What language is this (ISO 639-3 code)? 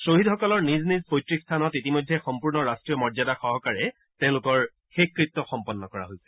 asm